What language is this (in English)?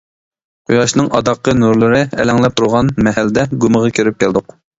Uyghur